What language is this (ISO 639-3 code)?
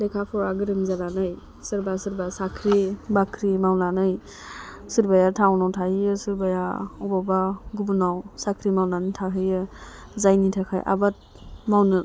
brx